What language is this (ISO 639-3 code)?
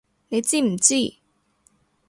yue